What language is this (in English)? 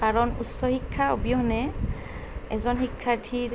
Assamese